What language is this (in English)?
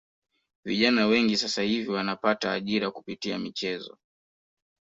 Swahili